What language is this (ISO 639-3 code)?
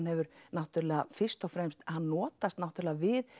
isl